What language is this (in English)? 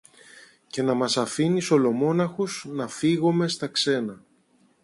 Greek